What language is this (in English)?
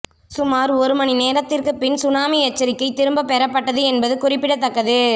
Tamil